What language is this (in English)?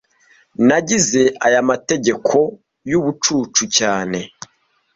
Kinyarwanda